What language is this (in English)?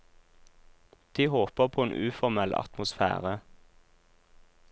Norwegian